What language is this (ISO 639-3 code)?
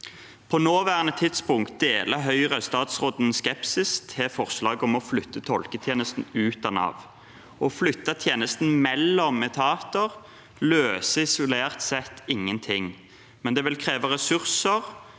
nor